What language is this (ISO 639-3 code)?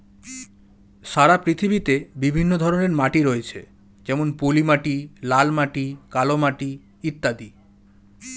ben